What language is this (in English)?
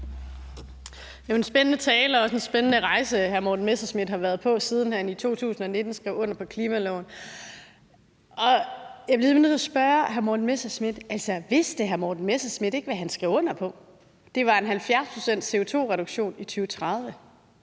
Danish